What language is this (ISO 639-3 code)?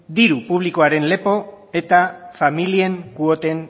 eus